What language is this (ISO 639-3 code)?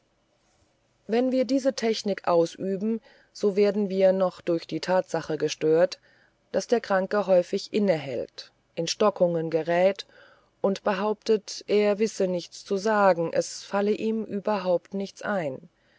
deu